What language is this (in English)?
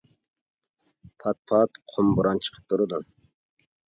Uyghur